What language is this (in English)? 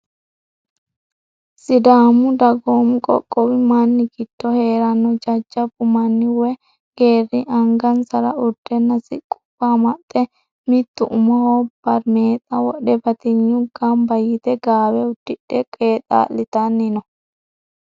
Sidamo